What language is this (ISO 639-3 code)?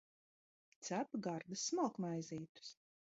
lav